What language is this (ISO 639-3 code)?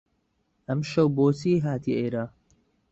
ckb